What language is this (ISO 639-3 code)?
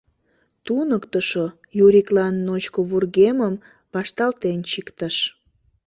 chm